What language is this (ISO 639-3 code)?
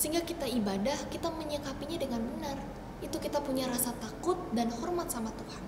ind